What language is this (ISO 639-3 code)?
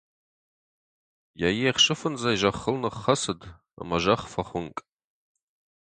oss